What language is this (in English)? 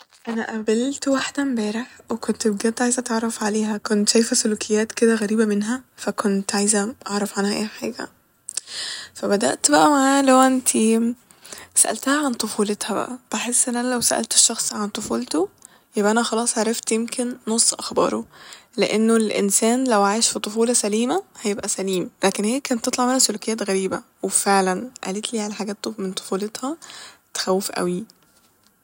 Egyptian Arabic